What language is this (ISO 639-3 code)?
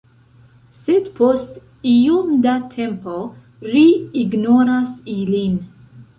epo